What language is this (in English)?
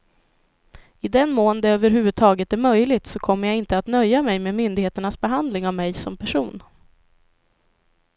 Swedish